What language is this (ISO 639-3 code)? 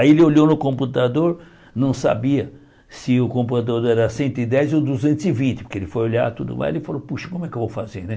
por